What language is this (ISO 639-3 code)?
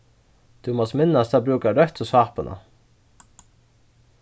fao